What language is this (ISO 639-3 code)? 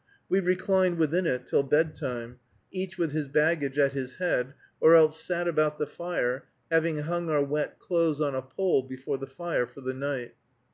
eng